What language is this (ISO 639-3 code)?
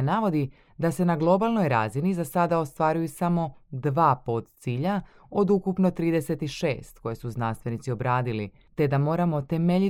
hrv